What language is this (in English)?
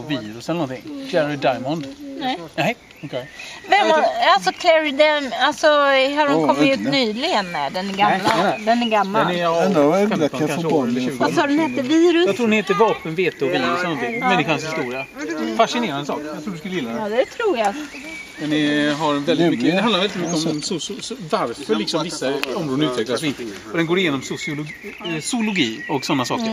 Swedish